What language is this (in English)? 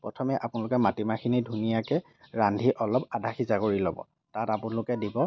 Assamese